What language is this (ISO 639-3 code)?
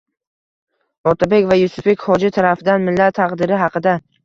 uzb